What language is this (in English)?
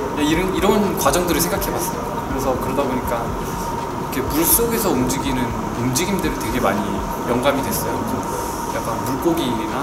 Korean